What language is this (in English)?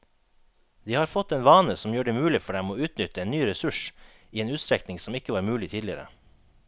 Norwegian